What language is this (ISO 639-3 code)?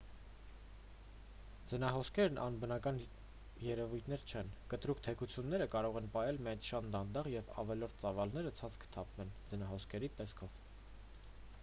hye